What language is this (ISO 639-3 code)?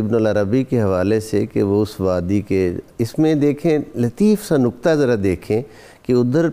urd